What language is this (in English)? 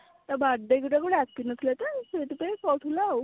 Odia